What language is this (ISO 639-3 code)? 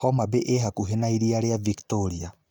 kik